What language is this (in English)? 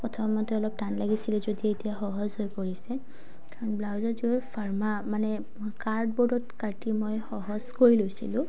Assamese